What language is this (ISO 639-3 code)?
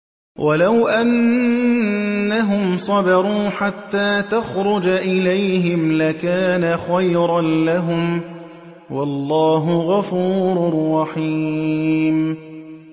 ara